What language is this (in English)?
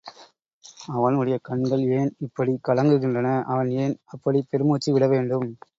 Tamil